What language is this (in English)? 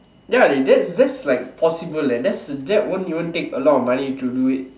English